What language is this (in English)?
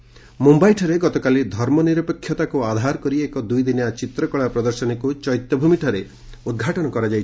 Odia